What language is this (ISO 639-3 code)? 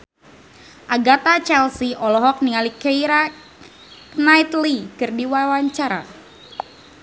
sun